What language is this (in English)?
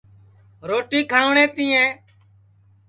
Sansi